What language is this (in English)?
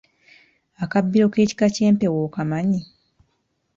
Ganda